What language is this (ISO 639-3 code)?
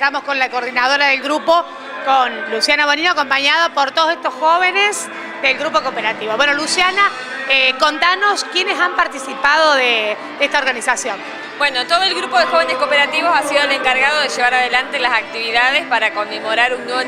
spa